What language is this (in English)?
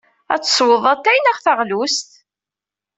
Kabyle